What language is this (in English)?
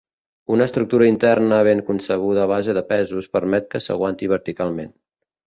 Catalan